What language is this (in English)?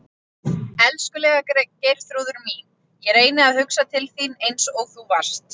Icelandic